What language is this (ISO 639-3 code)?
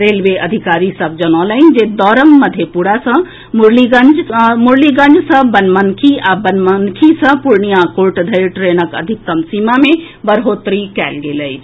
mai